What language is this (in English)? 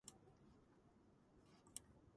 Georgian